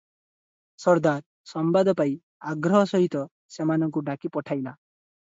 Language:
Odia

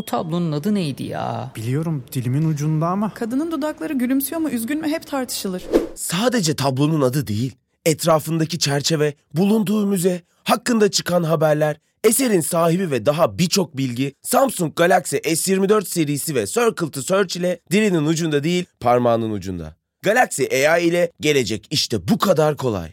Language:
Turkish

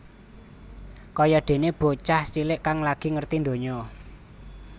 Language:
Javanese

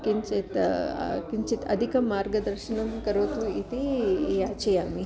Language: Sanskrit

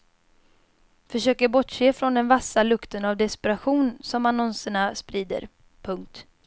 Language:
Swedish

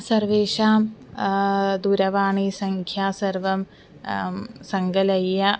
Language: Sanskrit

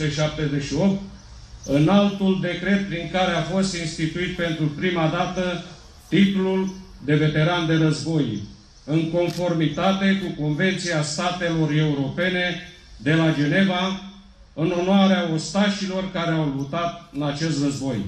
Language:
Romanian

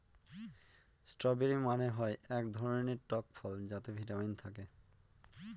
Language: Bangla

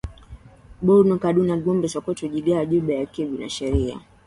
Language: Swahili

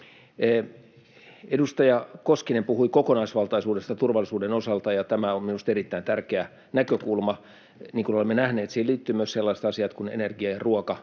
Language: Finnish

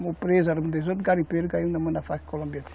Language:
Portuguese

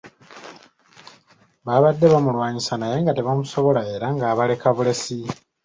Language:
Ganda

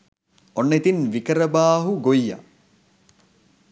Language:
Sinhala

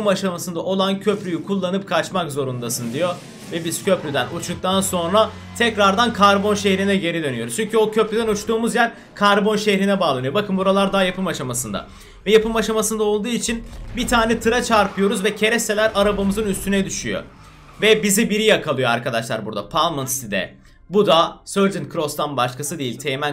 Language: Turkish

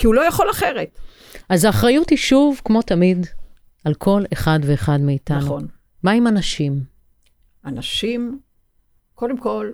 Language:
Hebrew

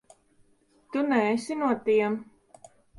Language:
Latvian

